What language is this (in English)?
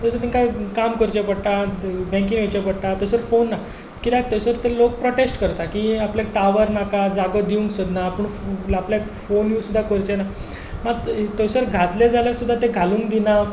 Konkani